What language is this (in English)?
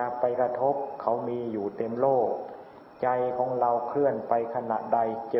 Thai